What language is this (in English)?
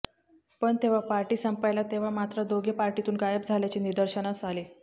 Marathi